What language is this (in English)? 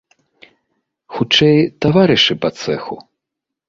Belarusian